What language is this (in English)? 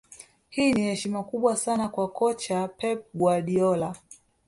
Swahili